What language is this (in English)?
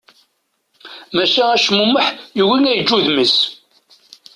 Kabyle